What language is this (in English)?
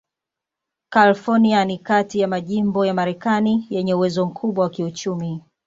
Swahili